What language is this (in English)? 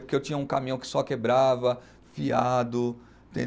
Portuguese